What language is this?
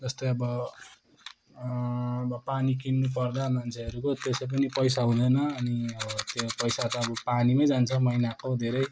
Nepali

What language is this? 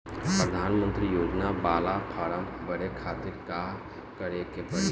Bhojpuri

